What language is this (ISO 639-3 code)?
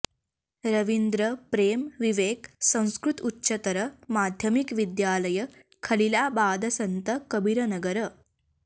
san